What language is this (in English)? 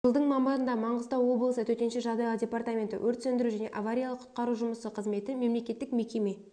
Kazakh